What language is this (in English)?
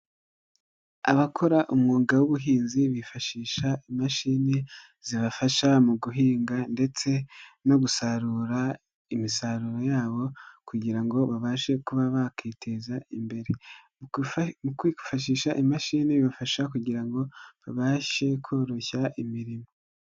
Kinyarwanda